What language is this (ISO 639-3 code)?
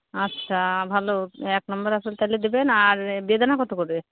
ben